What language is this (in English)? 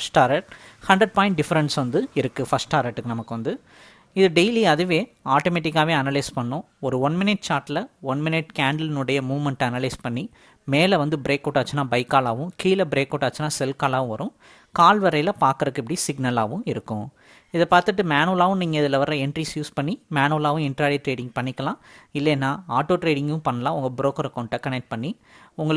Tamil